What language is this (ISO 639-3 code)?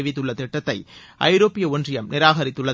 tam